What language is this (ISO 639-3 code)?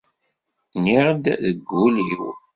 kab